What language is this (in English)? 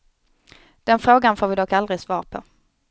Swedish